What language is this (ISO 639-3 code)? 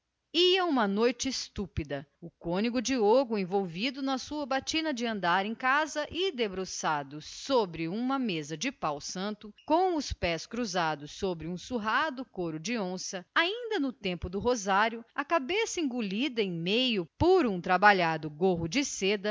por